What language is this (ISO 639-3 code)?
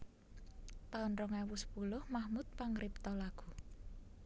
jav